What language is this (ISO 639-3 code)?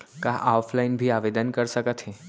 hne